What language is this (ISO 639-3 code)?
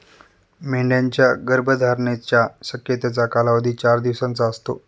mar